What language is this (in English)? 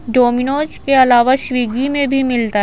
Hindi